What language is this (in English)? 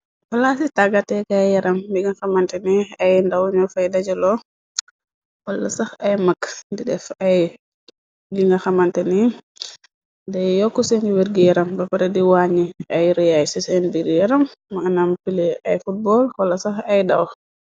Wolof